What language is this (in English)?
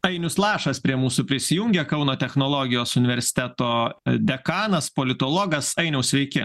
Lithuanian